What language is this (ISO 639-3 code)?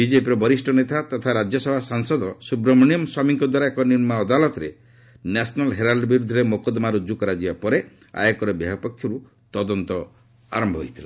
ori